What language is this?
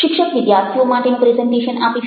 Gujarati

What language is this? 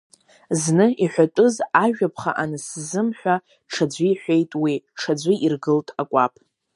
Abkhazian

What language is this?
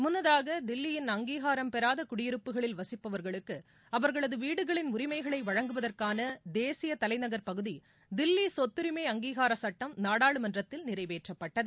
Tamil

